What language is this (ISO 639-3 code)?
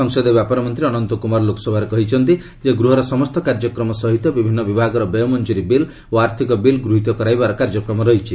ori